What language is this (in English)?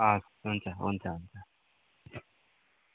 Nepali